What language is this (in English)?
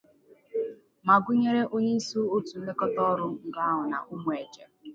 Igbo